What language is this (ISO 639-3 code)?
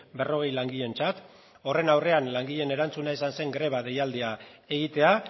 eus